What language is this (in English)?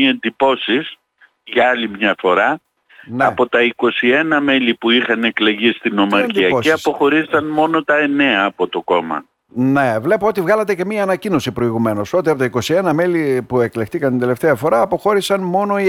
Greek